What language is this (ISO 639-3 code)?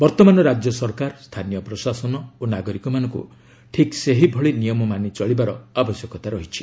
ori